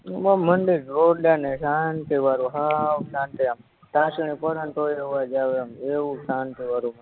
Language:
Gujarati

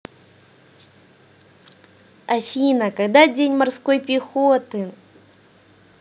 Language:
Russian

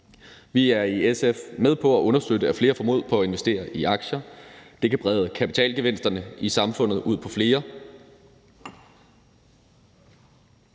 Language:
Danish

